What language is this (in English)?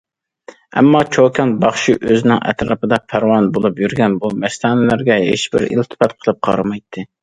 Uyghur